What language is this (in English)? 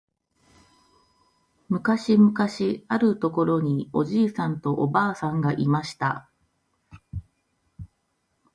Japanese